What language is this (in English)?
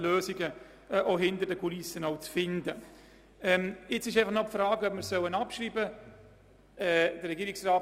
Swiss German